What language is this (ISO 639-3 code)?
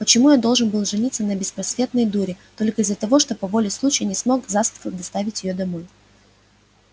rus